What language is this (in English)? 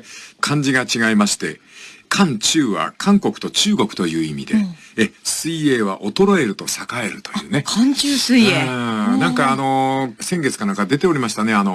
Japanese